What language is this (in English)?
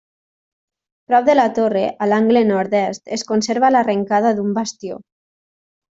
Catalan